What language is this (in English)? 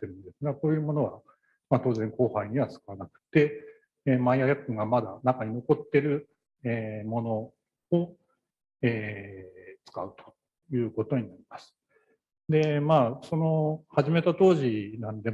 Japanese